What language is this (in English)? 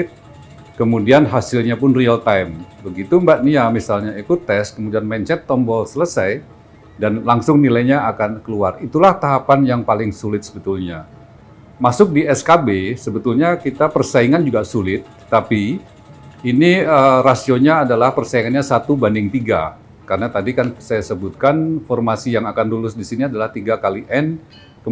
Indonesian